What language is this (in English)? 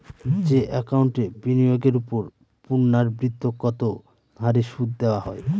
Bangla